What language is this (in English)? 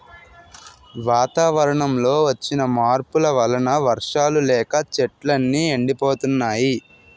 Telugu